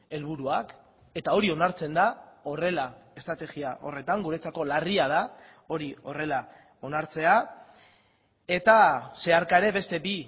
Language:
Basque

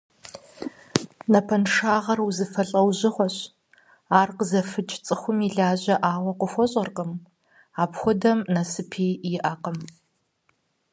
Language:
Kabardian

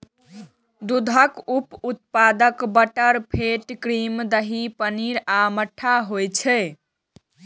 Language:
Maithili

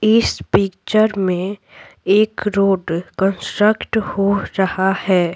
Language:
Hindi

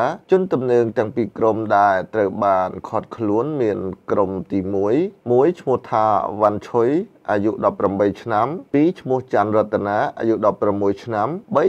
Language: Thai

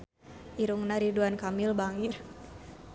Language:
Sundanese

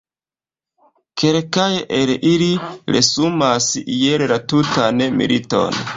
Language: Esperanto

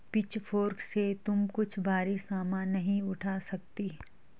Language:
Hindi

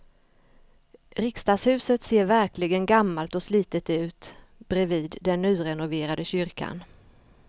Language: Swedish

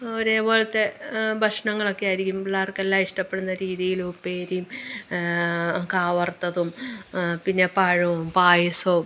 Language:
Malayalam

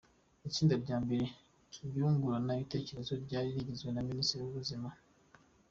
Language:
Kinyarwanda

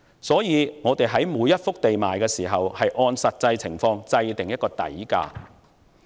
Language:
Cantonese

